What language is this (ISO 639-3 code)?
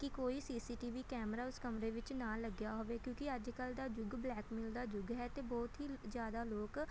pan